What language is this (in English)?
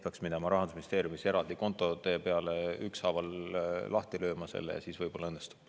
Estonian